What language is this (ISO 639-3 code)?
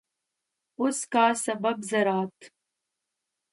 urd